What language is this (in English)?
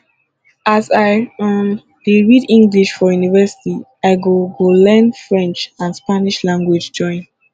Nigerian Pidgin